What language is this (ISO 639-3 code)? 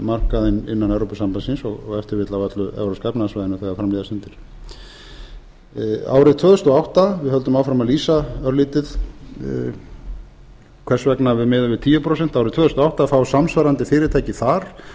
isl